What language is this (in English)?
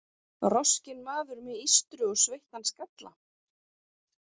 Icelandic